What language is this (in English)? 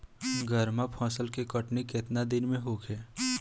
Bhojpuri